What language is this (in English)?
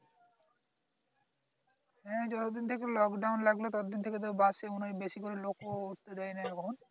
Bangla